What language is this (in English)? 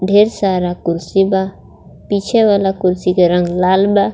Bhojpuri